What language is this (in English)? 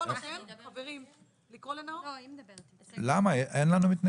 Hebrew